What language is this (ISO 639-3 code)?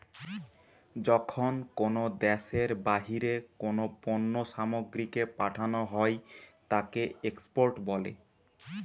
ben